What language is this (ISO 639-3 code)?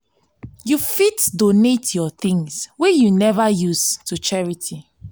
pcm